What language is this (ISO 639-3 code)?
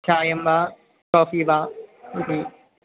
san